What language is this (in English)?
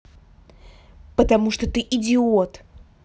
Russian